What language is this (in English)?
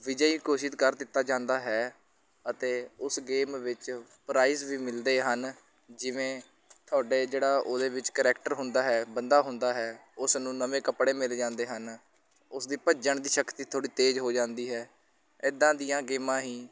Punjabi